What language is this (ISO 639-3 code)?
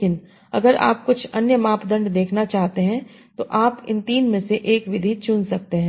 hin